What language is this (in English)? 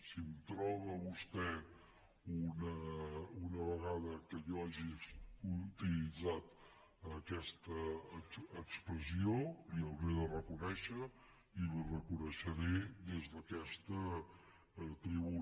Catalan